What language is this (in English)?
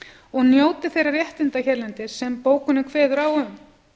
Icelandic